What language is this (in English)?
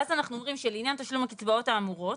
Hebrew